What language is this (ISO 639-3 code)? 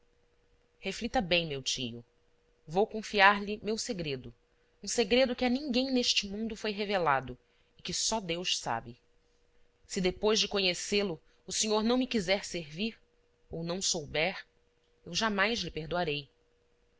por